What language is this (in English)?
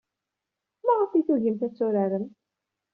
Kabyle